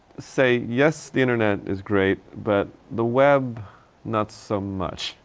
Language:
English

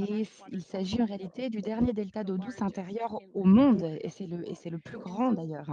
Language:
French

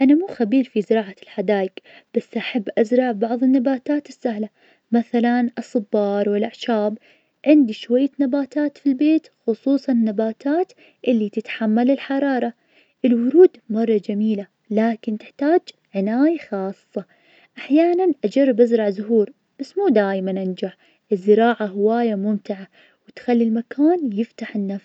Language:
Najdi Arabic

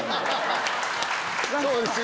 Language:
Japanese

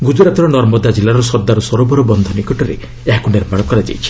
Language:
Odia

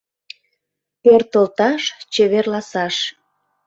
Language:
Mari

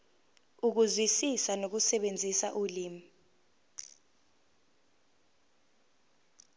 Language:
Zulu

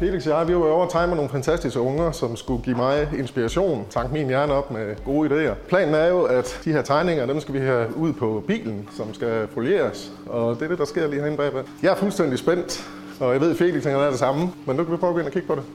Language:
Danish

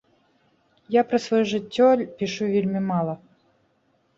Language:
Belarusian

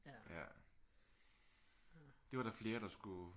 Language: Danish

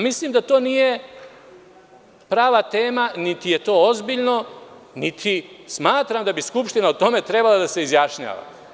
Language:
Serbian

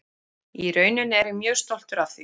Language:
Icelandic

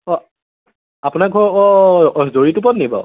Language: Assamese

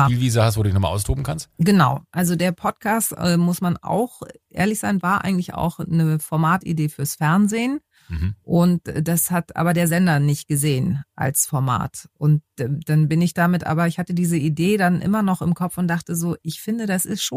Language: German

